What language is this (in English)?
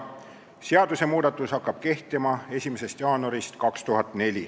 Estonian